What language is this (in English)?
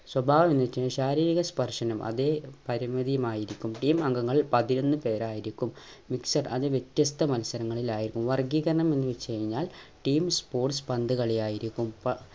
Malayalam